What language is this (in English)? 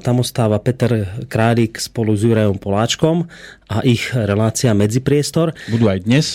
Slovak